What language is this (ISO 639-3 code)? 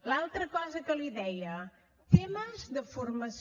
cat